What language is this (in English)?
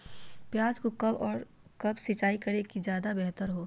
Magahi